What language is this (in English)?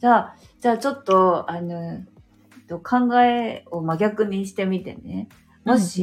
Japanese